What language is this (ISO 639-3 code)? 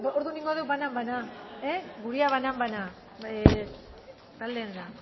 eus